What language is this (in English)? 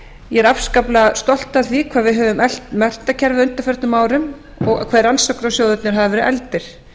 Icelandic